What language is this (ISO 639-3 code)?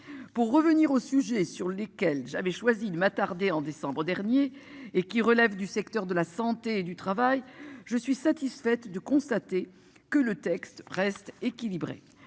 fra